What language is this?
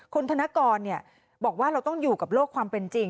Thai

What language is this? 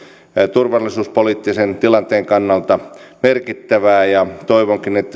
Finnish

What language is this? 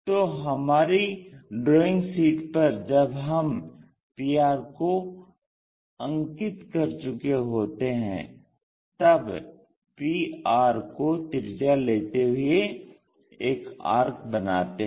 Hindi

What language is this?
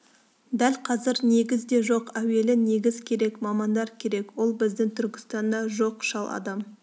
Kazakh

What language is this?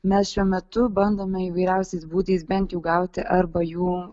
Lithuanian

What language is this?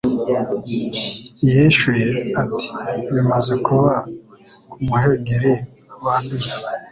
Kinyarwanda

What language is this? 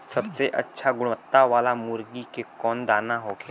Bhojpuri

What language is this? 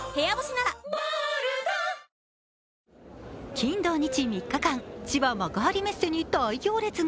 Japanese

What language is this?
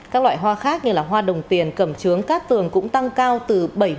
Vietnamese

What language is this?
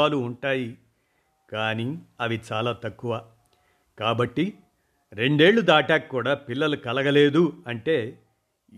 Telugu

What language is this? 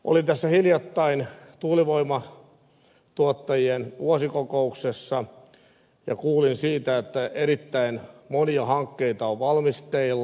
Finnish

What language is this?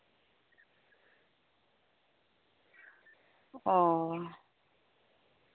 Santali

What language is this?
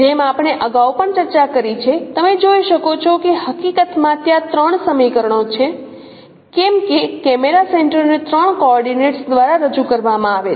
Gujarati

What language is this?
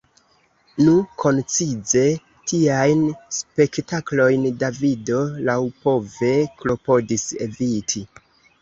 Esperanto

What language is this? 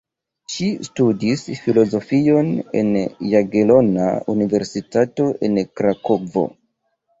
Esperanto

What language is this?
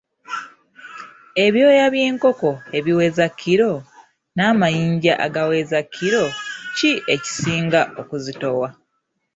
Ganda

